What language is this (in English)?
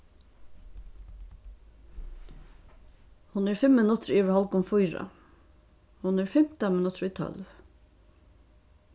Faroese